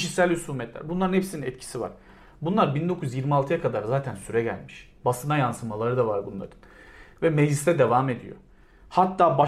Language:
Turkish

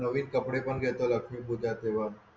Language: Marathi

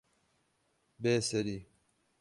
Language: Kurdish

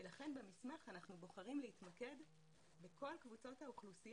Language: Hebrew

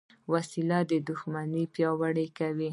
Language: Pashto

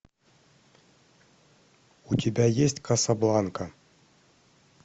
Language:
Russian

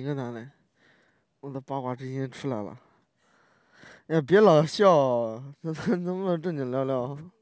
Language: Chinese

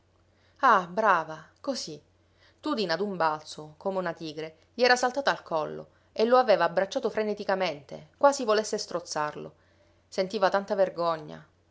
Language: Italian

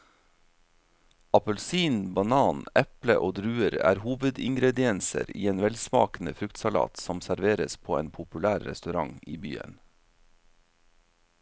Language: Norwegian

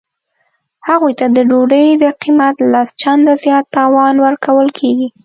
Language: Pashto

